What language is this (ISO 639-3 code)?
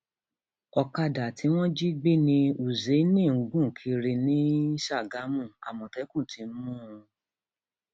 yor